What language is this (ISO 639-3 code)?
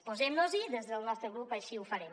cat